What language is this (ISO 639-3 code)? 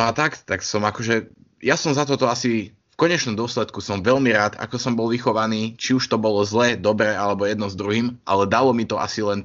slk